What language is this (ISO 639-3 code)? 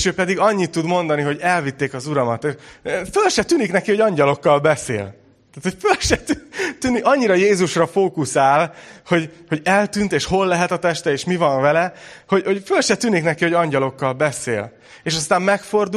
hun